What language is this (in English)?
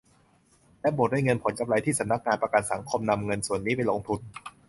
Thai